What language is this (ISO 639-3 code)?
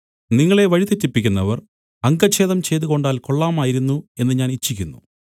mal